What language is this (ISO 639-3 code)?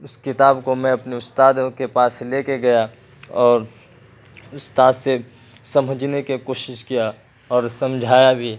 urd